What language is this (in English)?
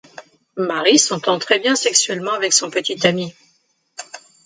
French